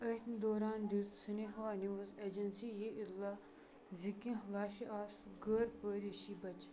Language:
Kashmiri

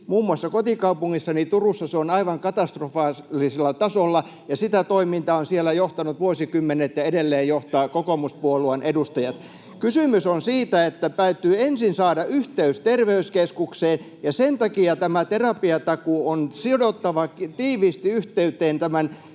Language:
Finnish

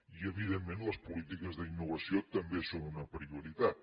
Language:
Catalan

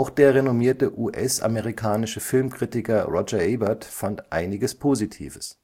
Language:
German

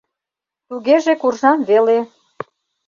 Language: Mari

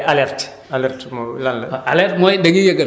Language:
Wolof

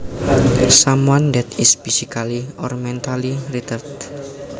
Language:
Javanese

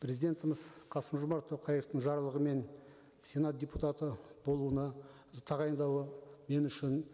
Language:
Kazakh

